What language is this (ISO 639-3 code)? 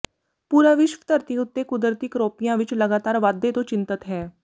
pan